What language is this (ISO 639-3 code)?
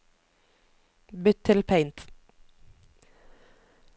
nor